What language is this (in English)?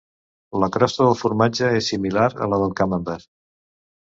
Catalan